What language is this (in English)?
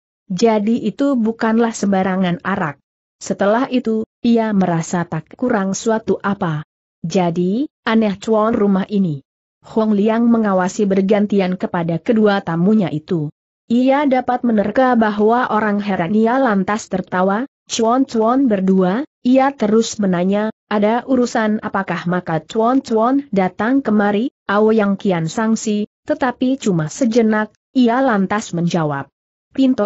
Indonesian